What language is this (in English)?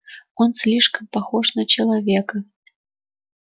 Russian